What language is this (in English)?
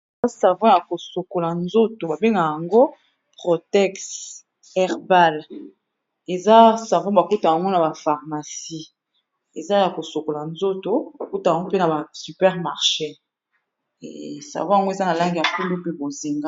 Lingala